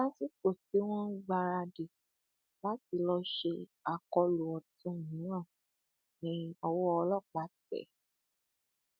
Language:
Yoruba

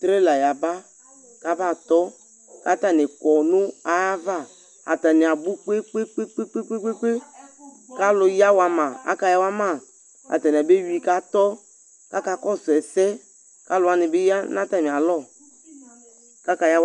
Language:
Ikposo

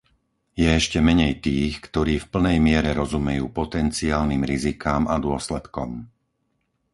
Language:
Slovak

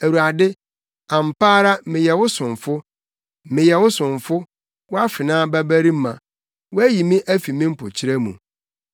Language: Akan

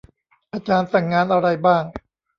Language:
Thai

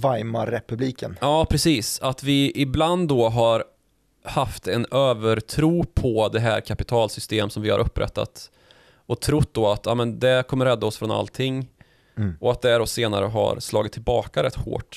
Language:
Swedish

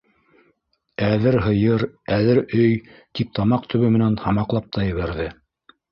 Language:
Bashkir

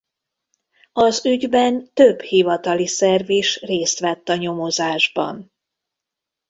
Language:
Hungarian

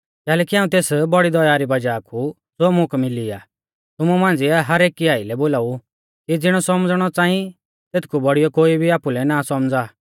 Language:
Mahasu Pahari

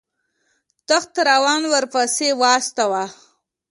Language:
Pashto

